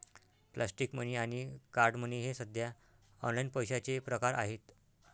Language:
Marathi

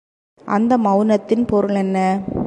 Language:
Tamil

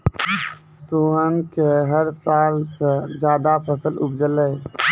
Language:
Maithili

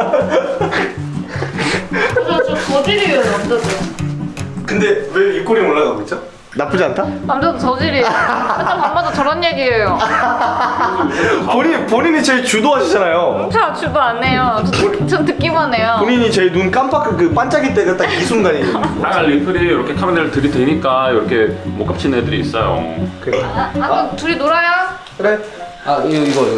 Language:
Korean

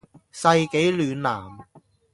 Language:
Cantonese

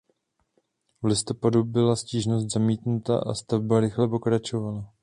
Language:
Czech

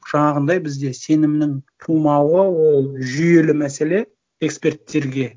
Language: Kazakh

